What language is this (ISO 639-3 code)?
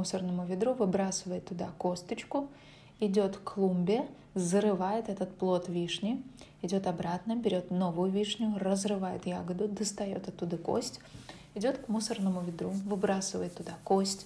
rus